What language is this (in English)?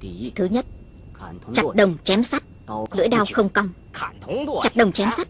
Vietnamese